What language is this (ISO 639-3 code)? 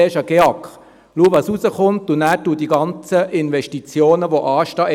gsw